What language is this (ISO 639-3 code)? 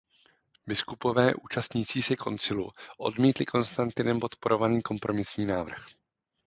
ces